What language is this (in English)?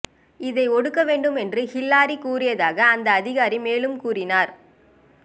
Tamil